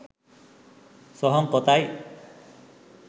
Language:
Sinhala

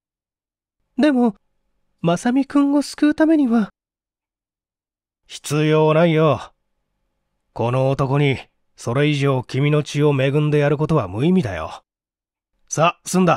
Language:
Japanese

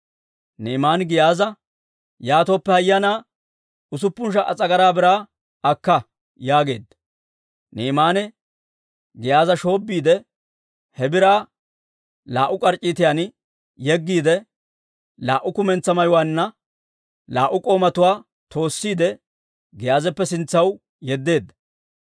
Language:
Dawro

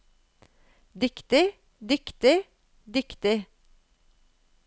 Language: Norwegian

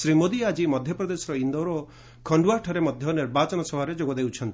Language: Odia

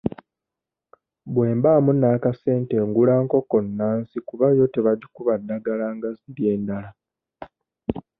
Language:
Ganda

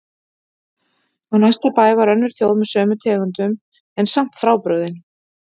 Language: Icelandic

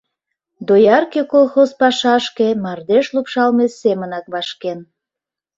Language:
Mari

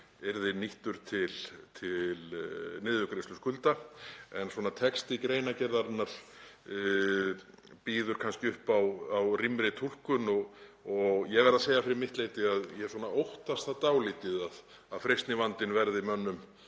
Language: Icelandic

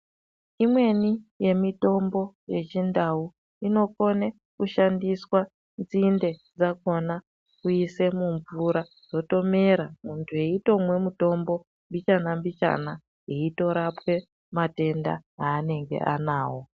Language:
Ndau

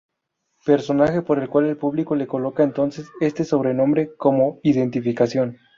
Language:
Spanish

